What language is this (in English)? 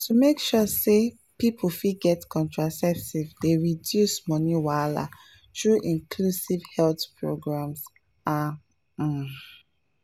Nigerian Pidgin